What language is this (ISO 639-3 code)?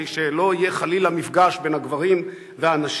heb